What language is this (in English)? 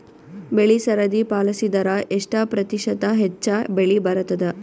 Kannada